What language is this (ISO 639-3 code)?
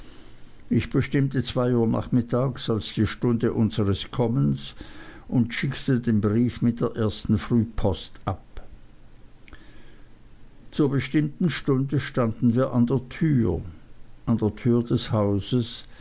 deu